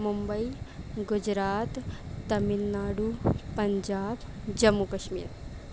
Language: Urdu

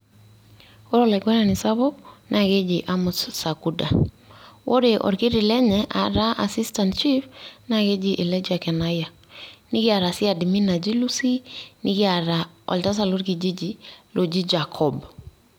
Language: Masai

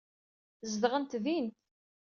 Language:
Kabyle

